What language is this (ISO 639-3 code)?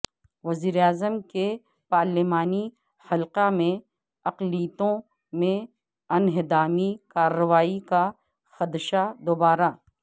urd